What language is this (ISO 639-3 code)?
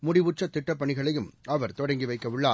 tam